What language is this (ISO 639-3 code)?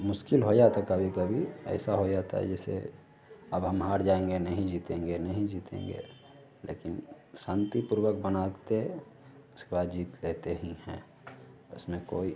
hin